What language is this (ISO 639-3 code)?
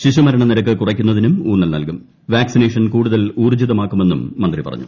mal